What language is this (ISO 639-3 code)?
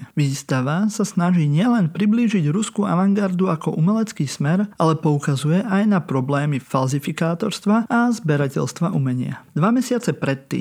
slk